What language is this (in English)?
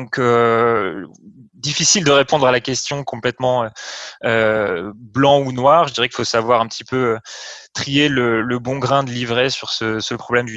French